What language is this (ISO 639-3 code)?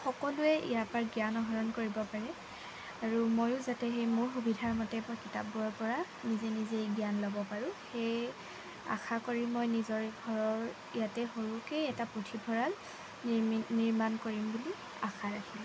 asm